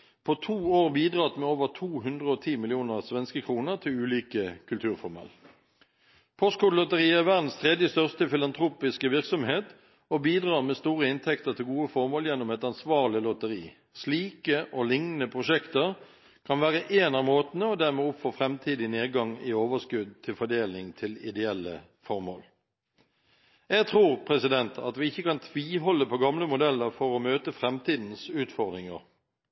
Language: Norwegian Bokmål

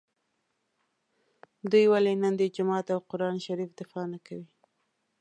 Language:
Pashto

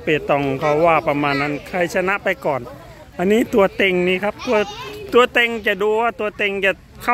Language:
Thai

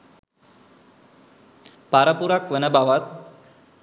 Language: Sinhala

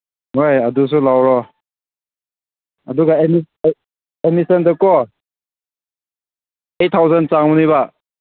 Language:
Manipuri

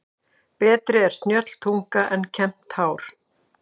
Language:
Icelandic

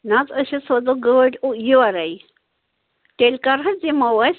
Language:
Kashmiri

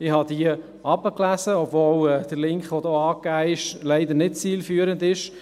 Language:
Swiss German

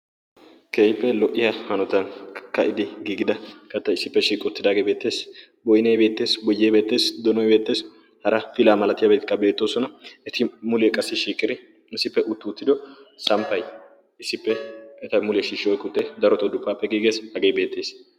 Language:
Wolaytta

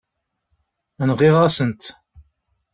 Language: Kabyle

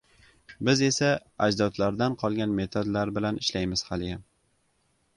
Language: Uzbek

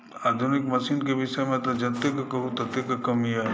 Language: Maithili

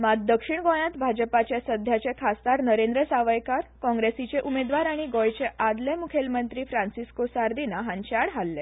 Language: Konkani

